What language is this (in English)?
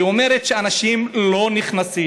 Hebrew